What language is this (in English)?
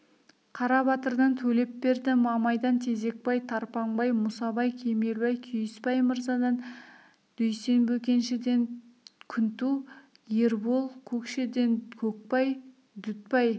Kazakh